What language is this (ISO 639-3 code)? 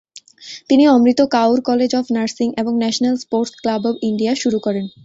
ben